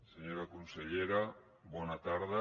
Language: Catalan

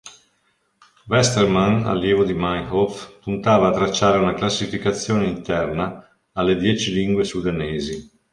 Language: Italian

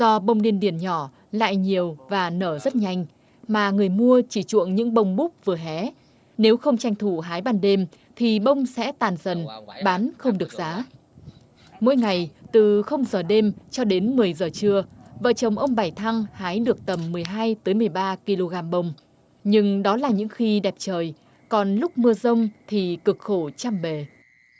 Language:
Vietnamese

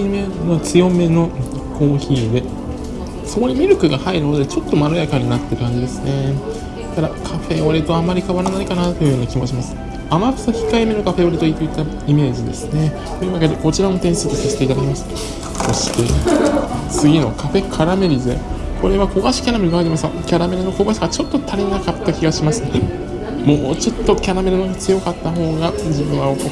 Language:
Japanese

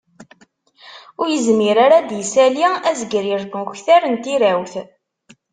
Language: Kabyle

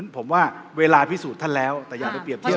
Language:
Thai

